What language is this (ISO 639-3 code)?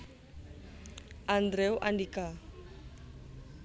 jav